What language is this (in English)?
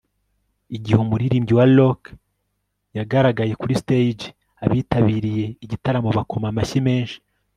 Kinyarwanda